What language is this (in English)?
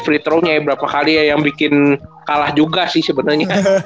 Indonesian